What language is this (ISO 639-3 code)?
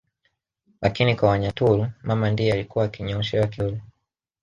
swa